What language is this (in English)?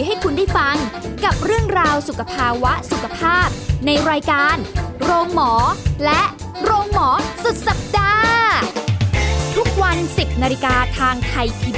Thai